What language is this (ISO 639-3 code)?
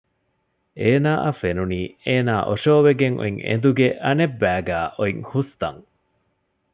div